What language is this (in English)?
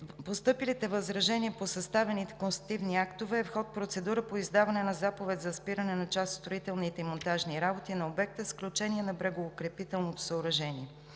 Bulgarian